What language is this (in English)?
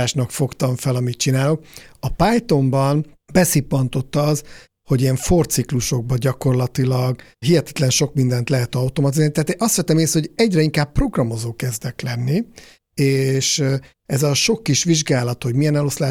Hungarian